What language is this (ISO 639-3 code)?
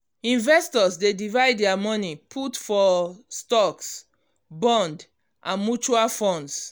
pcm